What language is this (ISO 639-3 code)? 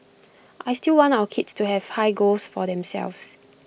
eng